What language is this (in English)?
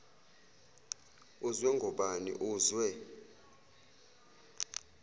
Zulu